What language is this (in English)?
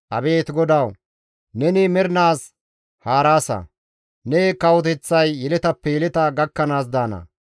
Gamo